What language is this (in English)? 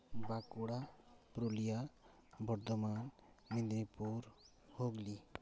Santali